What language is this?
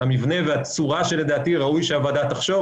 Hebrew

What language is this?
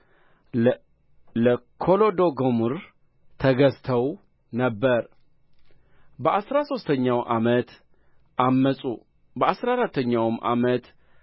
Amharic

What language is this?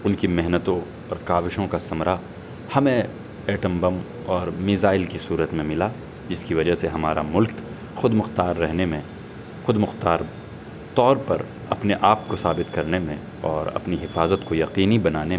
Urdu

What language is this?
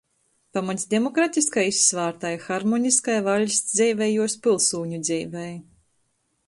Latgalian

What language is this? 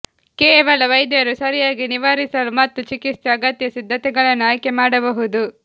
Kannada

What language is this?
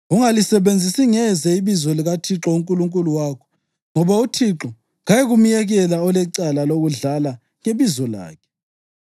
North Ndebele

